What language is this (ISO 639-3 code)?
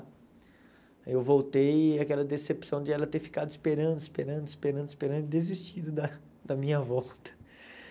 por